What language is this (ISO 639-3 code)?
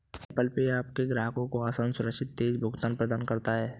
hin